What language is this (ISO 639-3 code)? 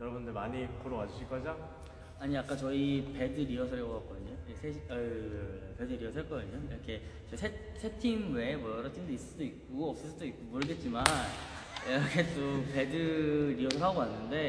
kor